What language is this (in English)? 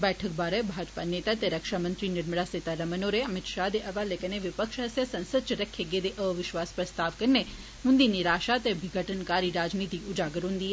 Dogri